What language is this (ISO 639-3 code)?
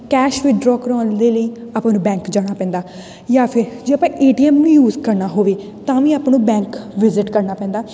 pan